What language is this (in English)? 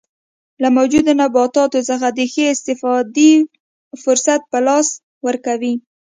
Pashto